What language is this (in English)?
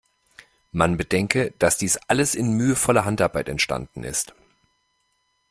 German